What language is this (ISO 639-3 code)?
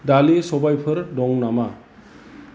brx